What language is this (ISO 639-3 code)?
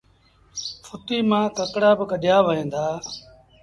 sbn